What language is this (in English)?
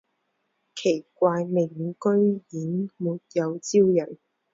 Chinese